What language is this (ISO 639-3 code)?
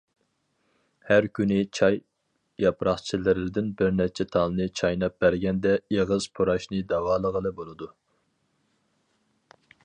uig